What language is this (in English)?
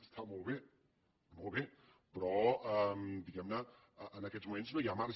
Catalan